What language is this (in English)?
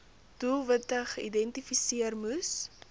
Afrikaans